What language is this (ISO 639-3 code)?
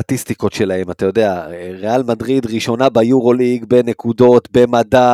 heb